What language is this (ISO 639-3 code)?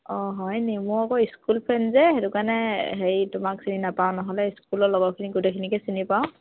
asm